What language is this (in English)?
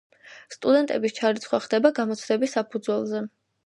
Georgian